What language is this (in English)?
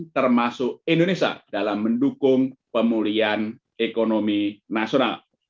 Indonesian